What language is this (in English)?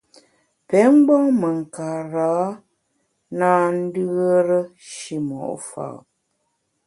Bamun